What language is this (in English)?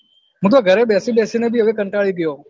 Gujarati